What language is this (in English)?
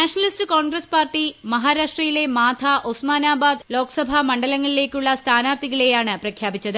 Malayalam